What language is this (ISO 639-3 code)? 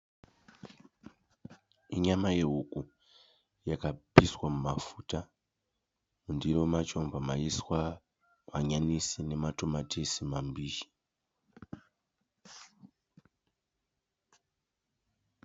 sna